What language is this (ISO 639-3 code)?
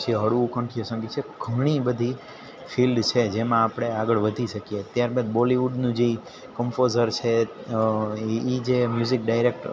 guj